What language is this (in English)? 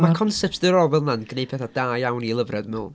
Welsh